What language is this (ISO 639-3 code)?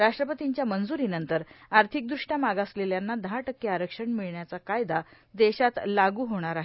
mar